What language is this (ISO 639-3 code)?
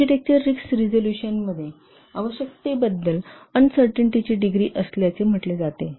mar